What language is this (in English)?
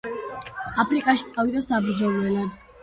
Georgian